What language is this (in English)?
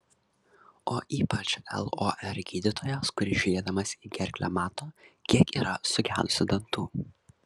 Lithuanian